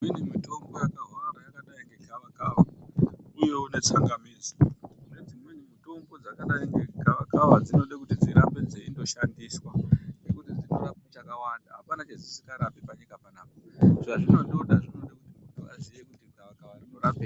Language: Ndau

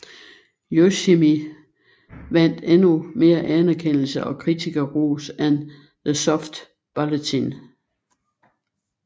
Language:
Danish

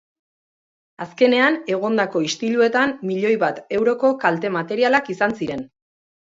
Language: Basque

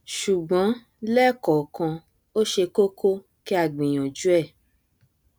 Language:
Yoruba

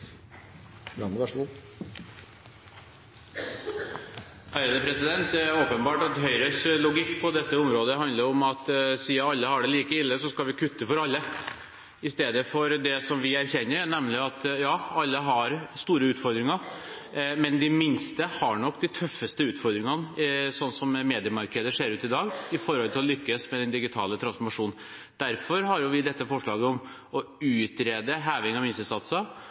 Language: Norwegian Bokmål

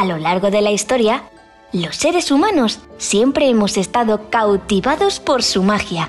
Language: Spanish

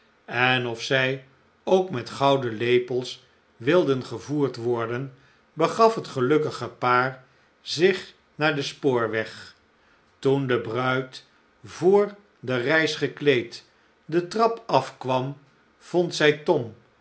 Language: Dutch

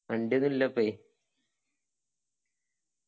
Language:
Malayalam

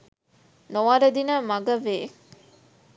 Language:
Sinhala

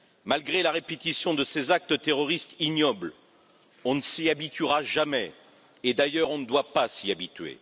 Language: French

